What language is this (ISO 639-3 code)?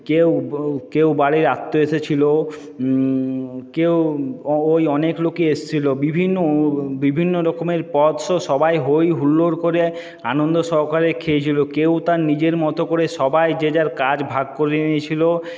ben